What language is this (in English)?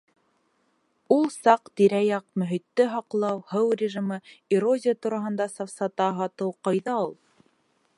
Bashkir